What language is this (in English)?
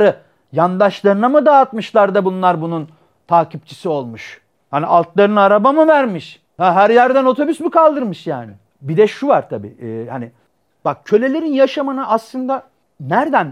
Turkish